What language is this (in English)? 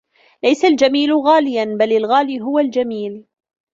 Arabic